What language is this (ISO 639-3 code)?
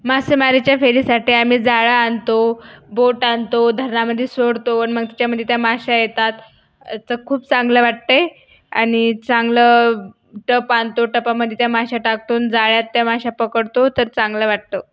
mar